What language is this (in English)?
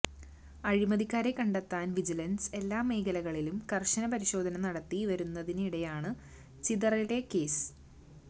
Malayalam